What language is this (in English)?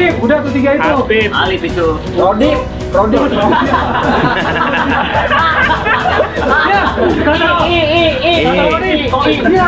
Indonesian